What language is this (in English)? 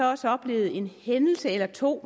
Danish